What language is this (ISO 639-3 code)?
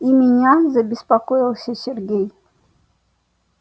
rus